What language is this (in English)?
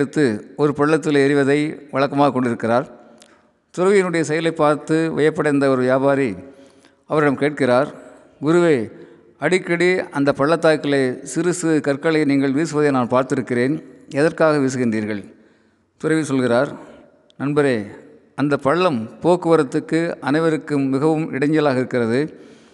Tamil